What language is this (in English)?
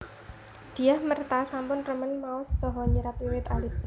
Javanese